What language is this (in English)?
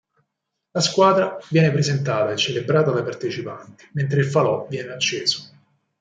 Italian